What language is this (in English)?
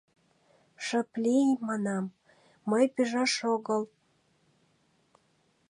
Mari